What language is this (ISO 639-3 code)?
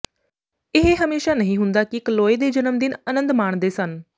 pan